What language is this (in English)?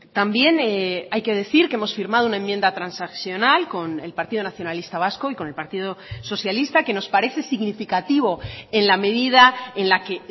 Spanish